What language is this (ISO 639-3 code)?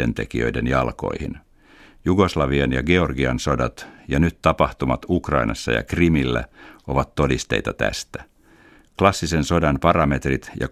fin